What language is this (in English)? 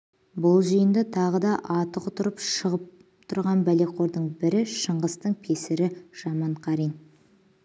Kazakh